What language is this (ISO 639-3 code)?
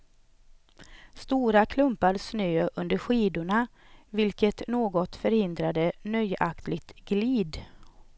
swe